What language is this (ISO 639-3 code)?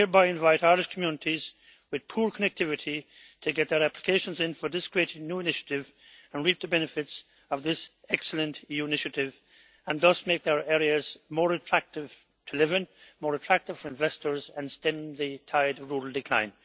eng